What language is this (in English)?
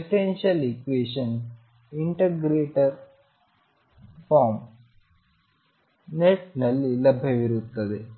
Kannada